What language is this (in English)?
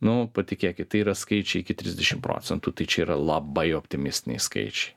Lithuanian